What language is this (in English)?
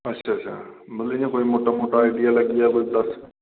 Dogri